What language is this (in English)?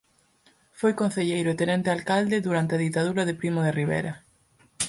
Galician